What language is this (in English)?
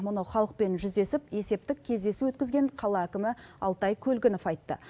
Kazakh